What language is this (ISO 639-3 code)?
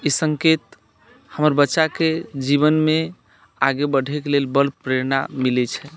mai